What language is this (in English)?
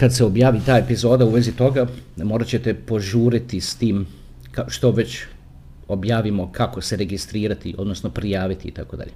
Croatian